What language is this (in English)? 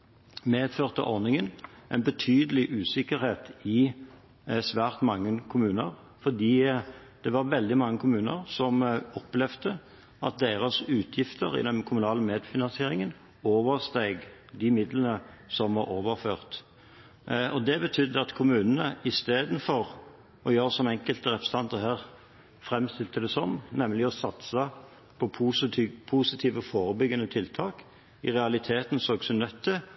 Norwegian Bokmål